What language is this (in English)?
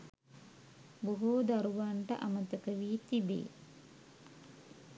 Sinhala